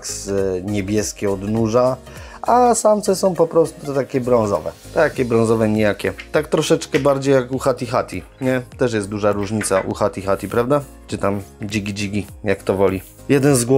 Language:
Polish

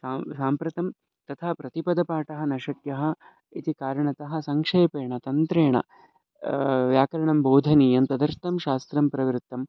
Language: Sanskrit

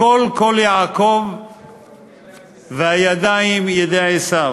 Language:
Hebrew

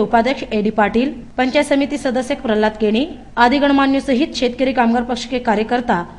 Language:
Hindi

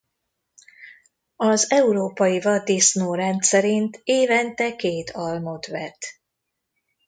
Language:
Hungarian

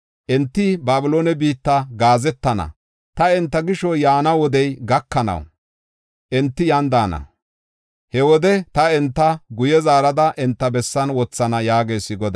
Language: Gofa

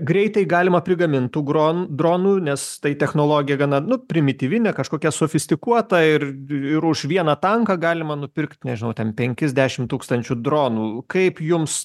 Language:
Lithuanian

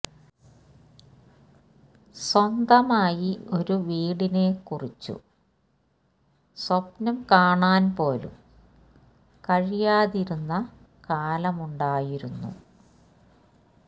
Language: Malayalam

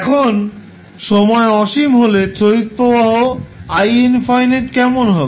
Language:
Bangla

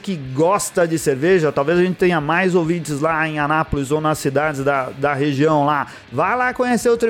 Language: Portuguese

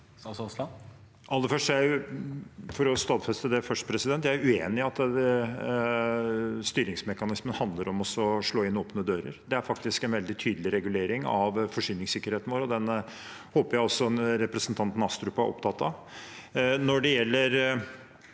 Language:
Norwegian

